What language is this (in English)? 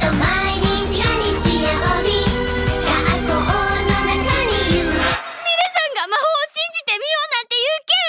Japanese